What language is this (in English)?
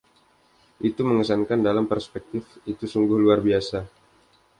Indonesian